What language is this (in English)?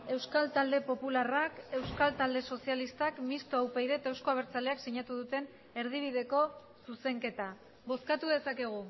Basque